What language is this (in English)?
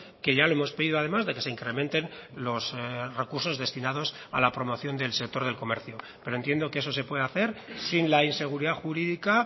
Spanish